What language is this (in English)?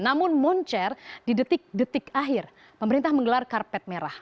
Indonesian